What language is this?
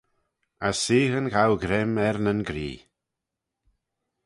Manx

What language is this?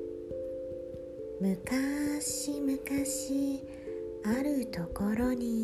Japanese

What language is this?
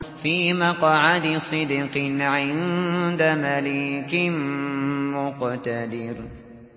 Arabic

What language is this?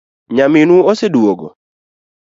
Luo (Kenya and Tanzania)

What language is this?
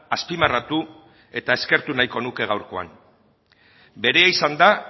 Basque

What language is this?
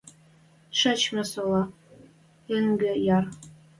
Western Mari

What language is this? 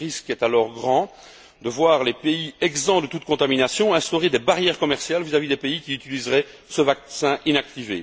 French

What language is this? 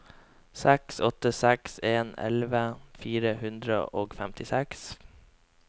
Norwegian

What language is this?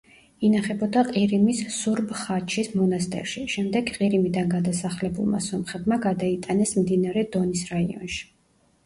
Georgian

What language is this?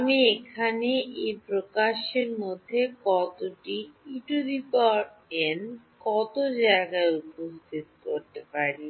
Bangla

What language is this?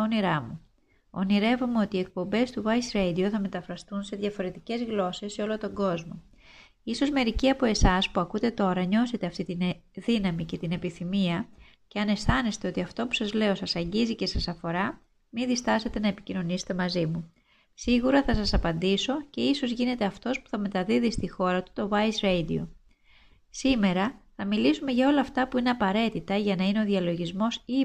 Greek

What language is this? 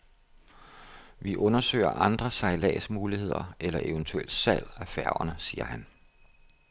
Danish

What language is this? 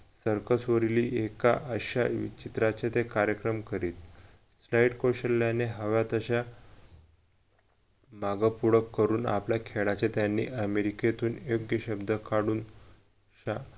Marathi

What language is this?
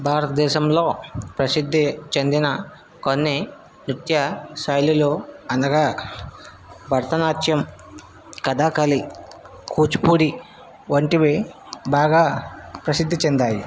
Telugu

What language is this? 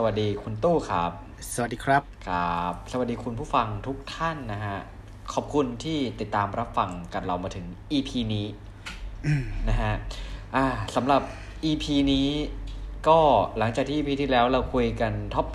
Thai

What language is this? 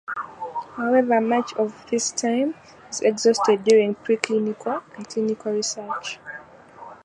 English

